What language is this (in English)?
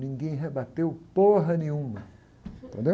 Portuguese